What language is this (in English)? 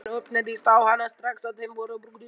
Icelandic